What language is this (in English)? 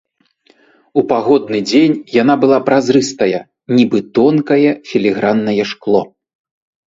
Belarusian